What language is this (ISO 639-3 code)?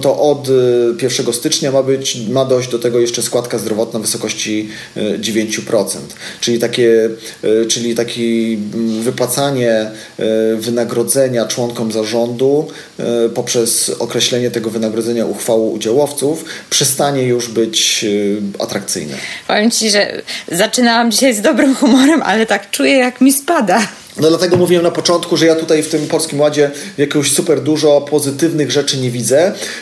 pol